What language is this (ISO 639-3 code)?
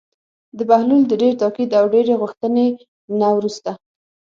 pus